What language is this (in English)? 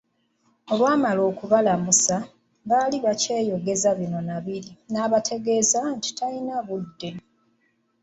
Ganda